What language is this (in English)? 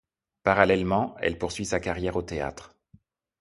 French